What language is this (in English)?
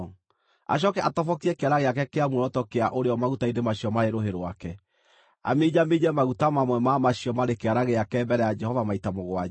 Kikuyu